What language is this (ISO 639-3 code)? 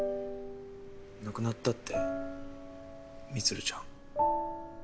jpn